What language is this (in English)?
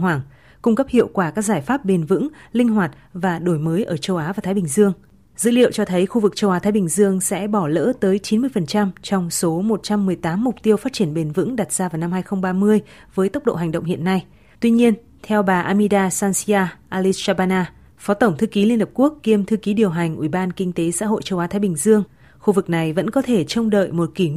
Vietnamese